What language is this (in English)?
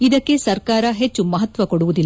Kannada